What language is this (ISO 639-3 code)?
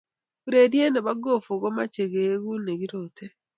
kln